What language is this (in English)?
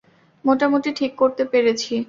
Bangla